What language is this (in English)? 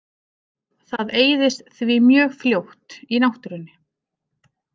Icelandic